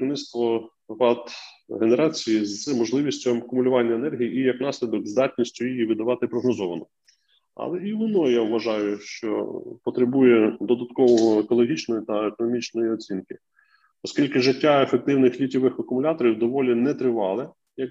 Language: Ukrainian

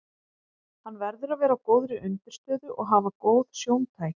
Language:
Icelandic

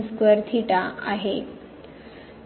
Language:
Marathi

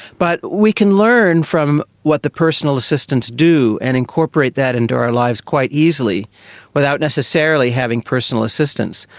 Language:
English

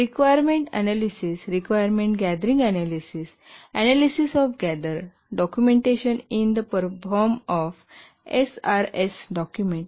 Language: Marathi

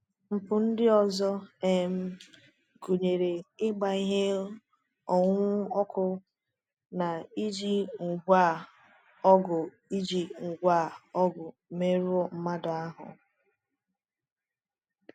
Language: Igbo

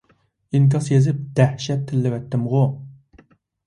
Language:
Uyghur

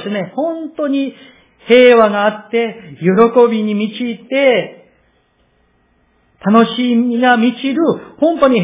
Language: Japanese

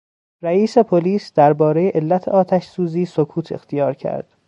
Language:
Persian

